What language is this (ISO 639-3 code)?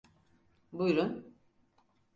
tur